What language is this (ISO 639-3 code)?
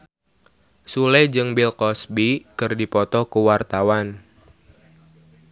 sun